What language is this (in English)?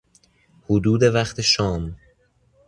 Persian